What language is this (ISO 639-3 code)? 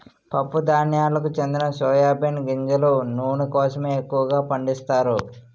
tel